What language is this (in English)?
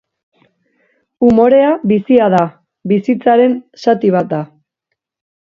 Basque